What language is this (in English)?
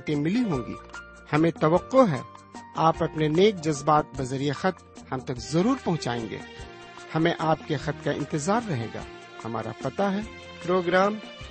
Urdu